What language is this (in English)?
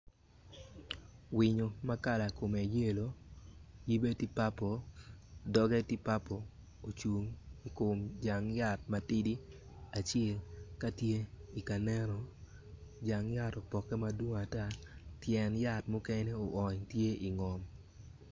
Acoli